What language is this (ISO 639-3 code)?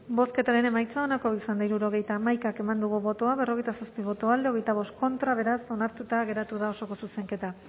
eus